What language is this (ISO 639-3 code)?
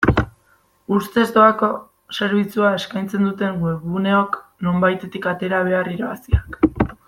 eus